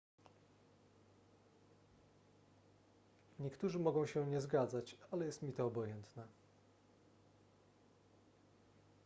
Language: Polish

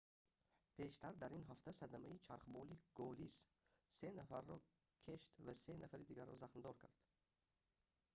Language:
Tajik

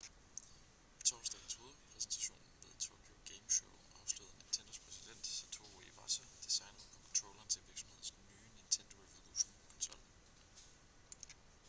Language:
Danish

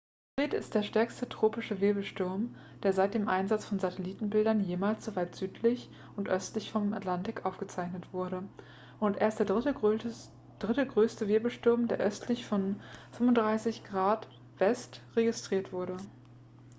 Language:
German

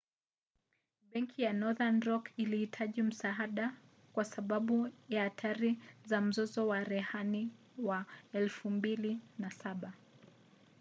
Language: Swahili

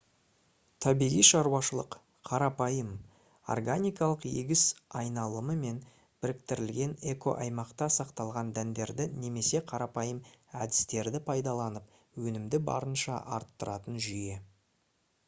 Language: Kazakh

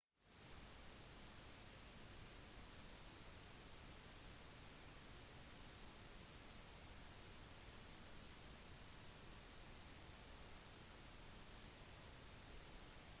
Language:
Norwegian Bokmål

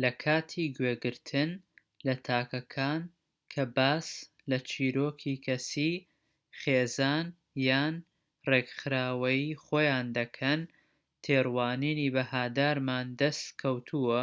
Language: Central Kurdish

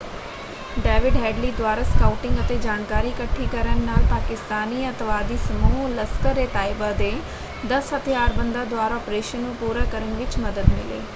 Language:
Punjabi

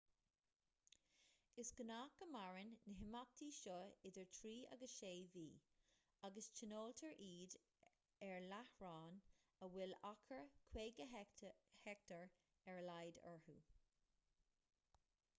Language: Irish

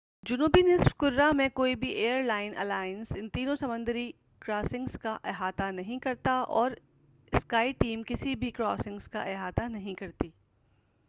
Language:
Urdu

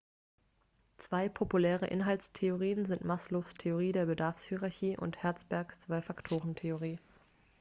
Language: German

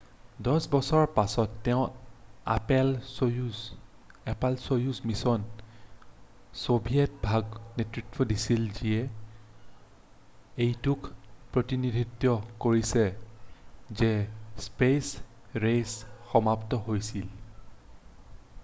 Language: Assamese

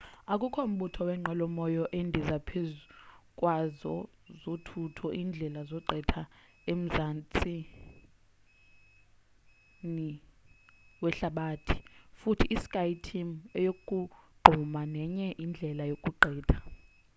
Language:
Xhosa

